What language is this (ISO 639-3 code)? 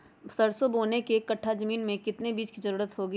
mag